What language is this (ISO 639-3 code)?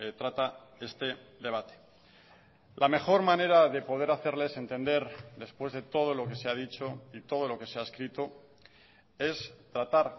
spa